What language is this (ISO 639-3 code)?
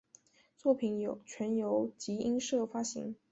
zho